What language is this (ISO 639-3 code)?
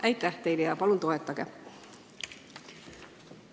est